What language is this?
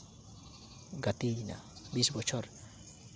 Santali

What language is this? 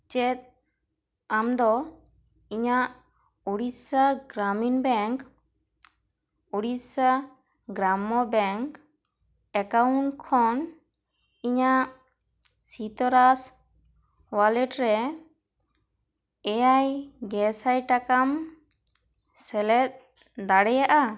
Santali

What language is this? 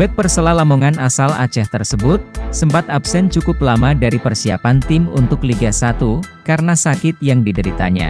Indonesian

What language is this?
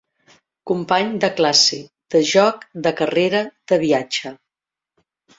Catalan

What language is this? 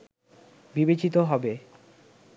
Bangla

